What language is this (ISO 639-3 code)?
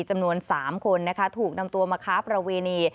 tha